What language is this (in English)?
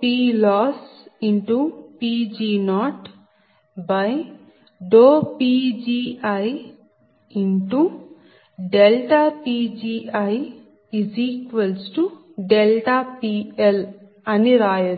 Telugu